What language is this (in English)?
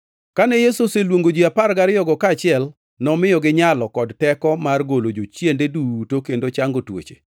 Luo (Kenya and Tanzania)